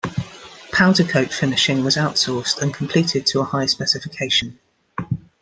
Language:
English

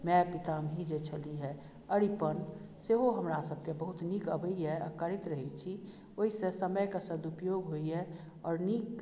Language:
Maithili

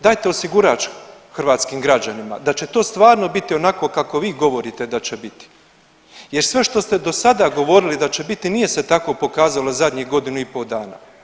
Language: Croatian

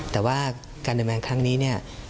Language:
Thai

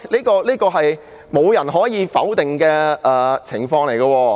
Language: Cantonese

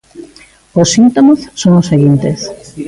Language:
Galician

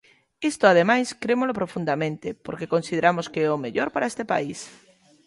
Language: Galician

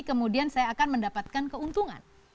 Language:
Indonesian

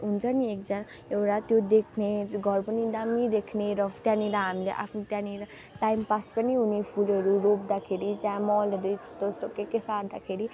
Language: Nepali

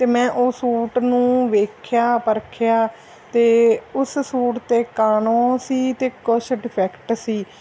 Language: Punjabi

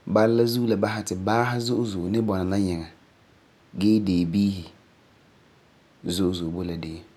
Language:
Frafra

